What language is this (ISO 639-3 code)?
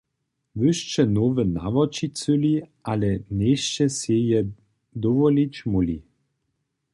hsb